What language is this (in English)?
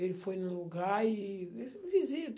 Portuguese